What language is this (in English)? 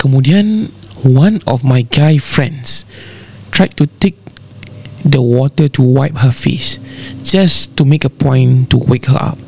Malay